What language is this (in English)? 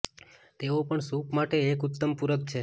Gujarati